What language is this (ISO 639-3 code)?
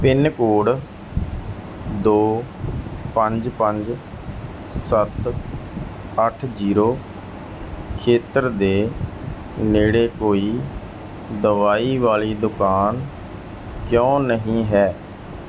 pan